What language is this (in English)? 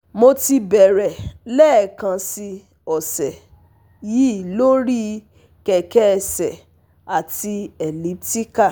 Yoruba